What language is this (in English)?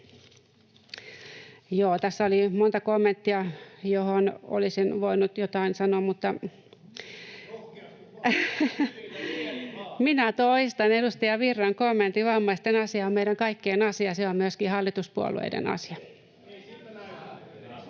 Finnish